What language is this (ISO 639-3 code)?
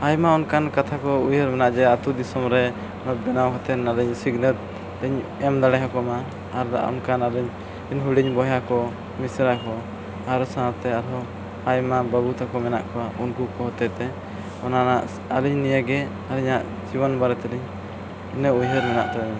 sat